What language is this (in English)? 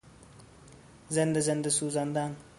Persian